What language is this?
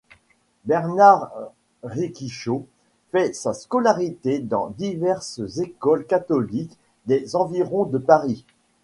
French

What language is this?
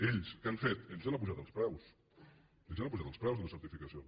Catalan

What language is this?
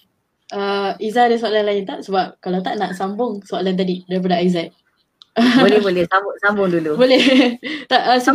Malay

